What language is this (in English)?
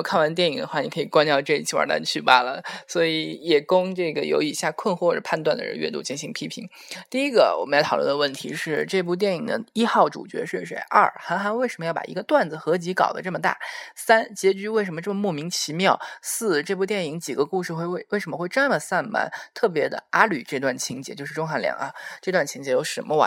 Chinese